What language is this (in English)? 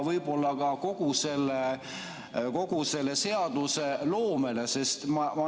Estonian